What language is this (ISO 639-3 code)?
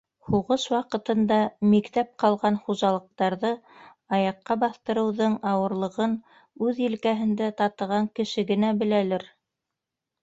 bak